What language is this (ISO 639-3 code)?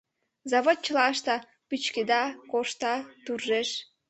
chm